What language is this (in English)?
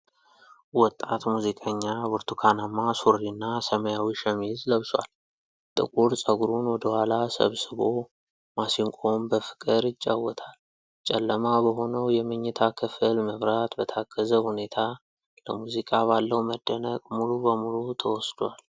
Amharic